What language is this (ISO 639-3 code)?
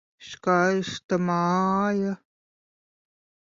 lav